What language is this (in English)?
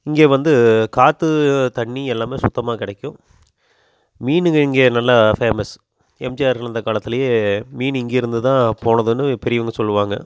Tamil